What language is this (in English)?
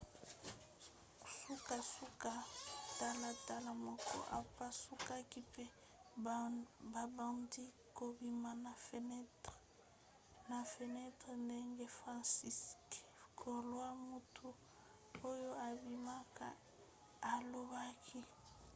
Lingala